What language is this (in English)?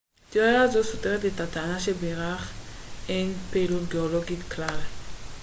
Hebrew